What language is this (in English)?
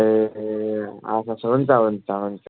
Nepali